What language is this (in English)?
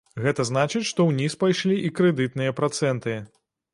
Belarusian